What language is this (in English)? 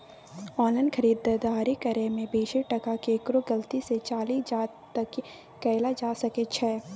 Maithili